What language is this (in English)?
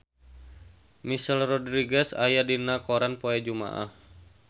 Sundanese